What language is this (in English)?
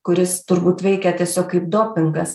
Lithuanian